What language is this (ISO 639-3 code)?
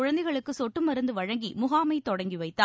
tam